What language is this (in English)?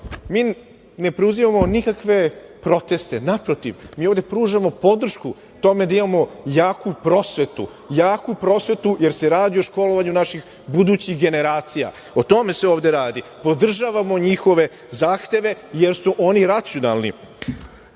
Serbian